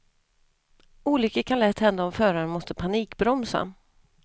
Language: Swedish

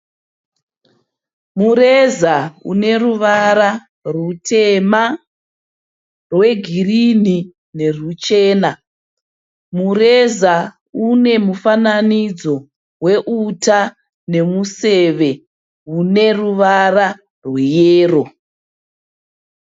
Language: Shona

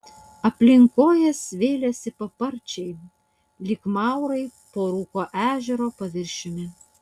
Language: Lithuanian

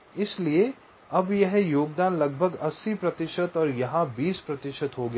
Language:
Hindi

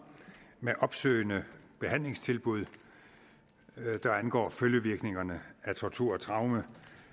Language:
Danish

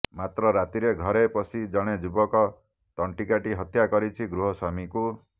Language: Odia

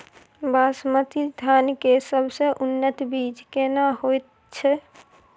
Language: Maithili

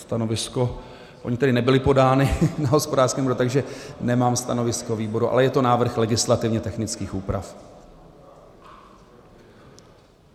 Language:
Czech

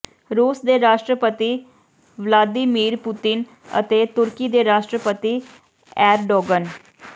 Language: Punjabi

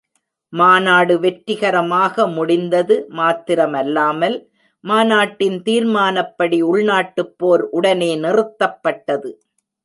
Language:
Tamil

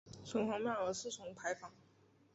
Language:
Chinese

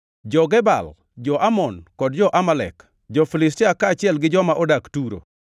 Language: Luo (Kenya and Tanzania)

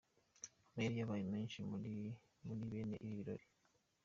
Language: Kinyarwanda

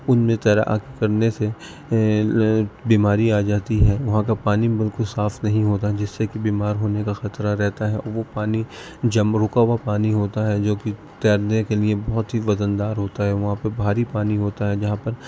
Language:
Urdu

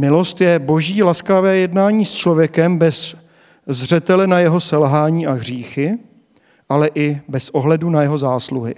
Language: Czech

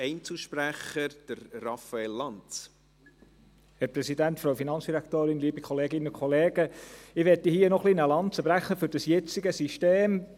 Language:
Swiss German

